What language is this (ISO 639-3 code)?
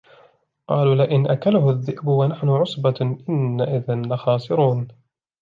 ara